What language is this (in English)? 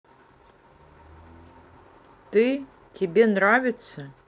Russian